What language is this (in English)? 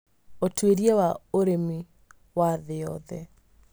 Kikuyu